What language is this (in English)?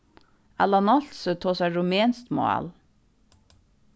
Faroese